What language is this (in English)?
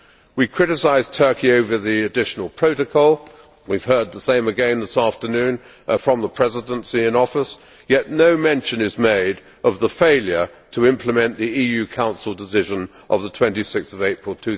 English